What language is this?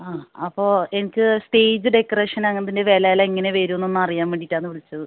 Malayalam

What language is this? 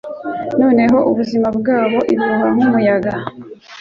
Kinyarwanda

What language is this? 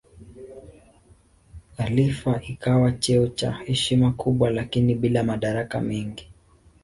Swahili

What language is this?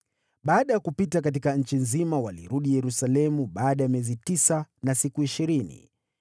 Swahili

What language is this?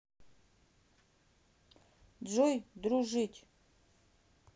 Russian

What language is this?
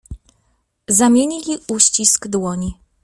Polish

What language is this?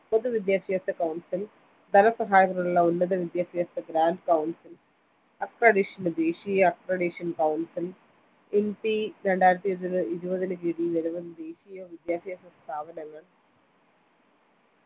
Malayalam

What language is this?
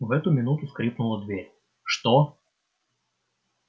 Russian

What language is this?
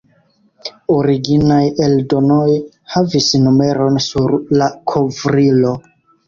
Esperanto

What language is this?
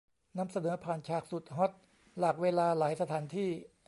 Thai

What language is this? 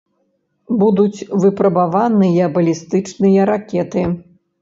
Belarusian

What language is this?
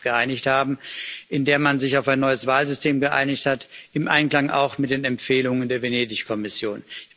German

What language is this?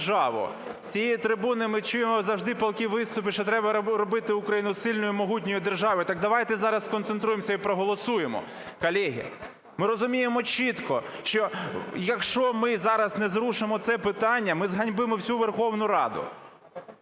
Ukrainian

